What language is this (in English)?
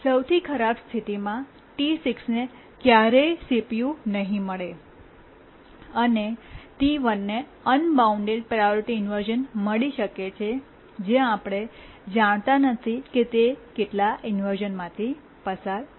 Gujarati